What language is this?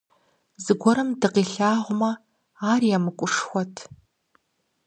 Kabardian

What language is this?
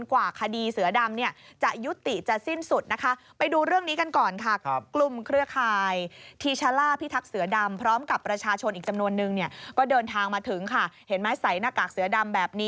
Thai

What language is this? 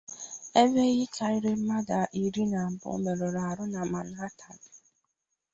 Igbo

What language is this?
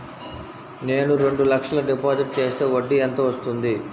Telugu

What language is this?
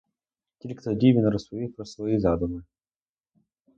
Ukrainian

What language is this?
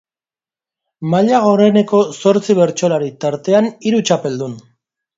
Basque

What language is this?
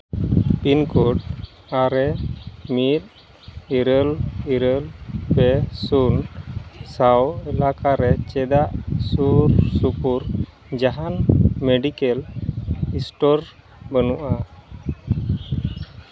Santali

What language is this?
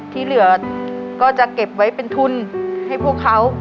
Thai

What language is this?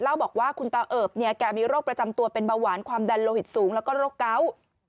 Thai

